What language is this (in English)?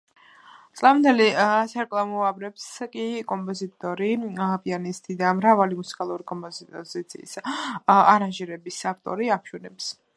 Georgian